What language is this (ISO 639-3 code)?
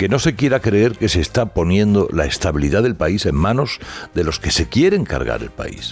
spa